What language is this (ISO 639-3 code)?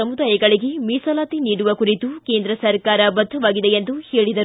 kan